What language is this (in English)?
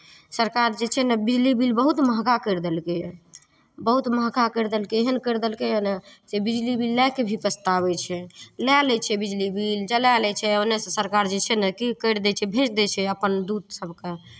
Maithili